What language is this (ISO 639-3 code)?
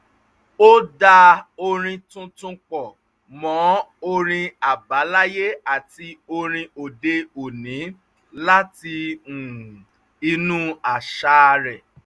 yor